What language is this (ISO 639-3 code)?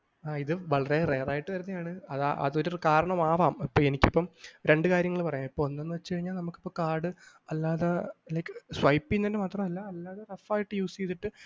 mal